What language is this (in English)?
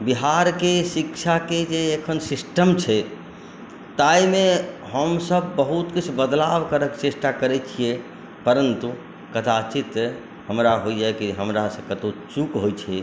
Maithili